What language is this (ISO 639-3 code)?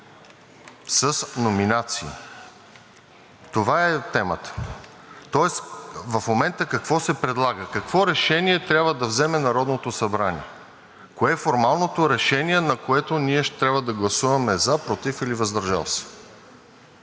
bul